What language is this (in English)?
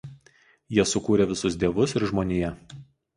Lithuanian